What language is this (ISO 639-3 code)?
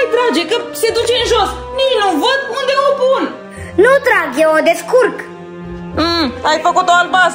ron